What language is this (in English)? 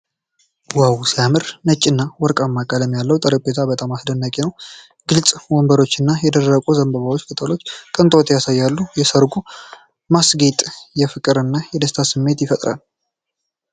Amharic